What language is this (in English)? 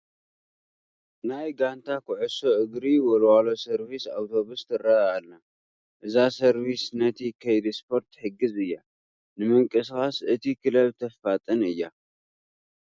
Tigrinya